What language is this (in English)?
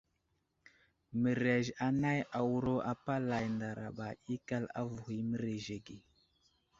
Wuzlam